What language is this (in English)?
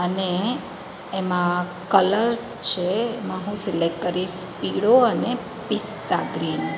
Gujarati